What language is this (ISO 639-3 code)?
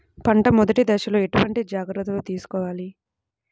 tel